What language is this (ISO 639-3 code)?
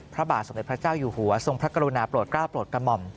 tha